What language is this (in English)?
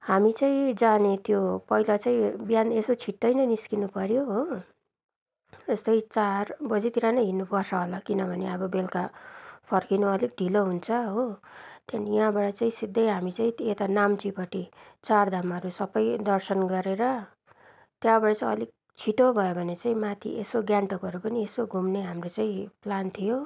Nepali